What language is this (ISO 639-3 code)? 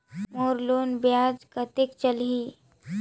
hne